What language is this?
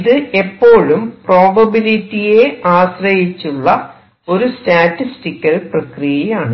Malayalam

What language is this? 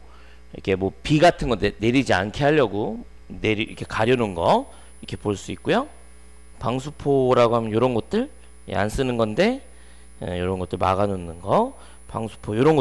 Korean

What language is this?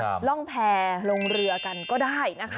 Thai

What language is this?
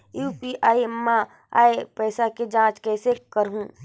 Chhattisgarhi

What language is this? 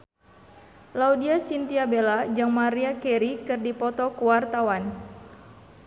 Sundanese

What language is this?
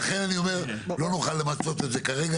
Hebrew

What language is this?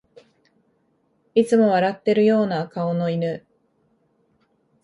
Japanese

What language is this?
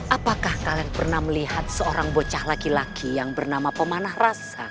Indonesian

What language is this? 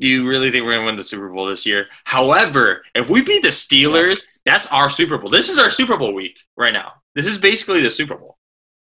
English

